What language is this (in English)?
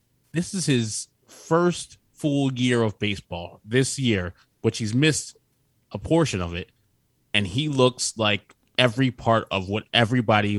English